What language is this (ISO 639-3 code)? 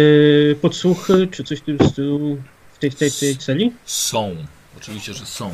pol